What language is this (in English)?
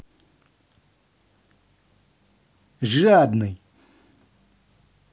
Russian